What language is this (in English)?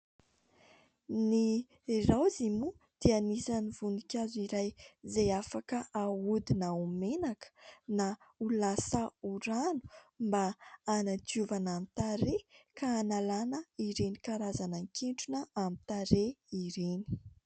Malagasy